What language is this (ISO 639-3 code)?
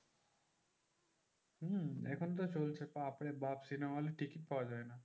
ben